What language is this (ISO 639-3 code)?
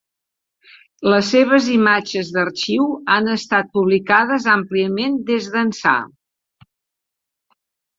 cat